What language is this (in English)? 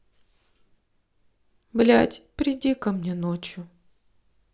Russian